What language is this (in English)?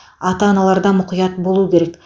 Kazakh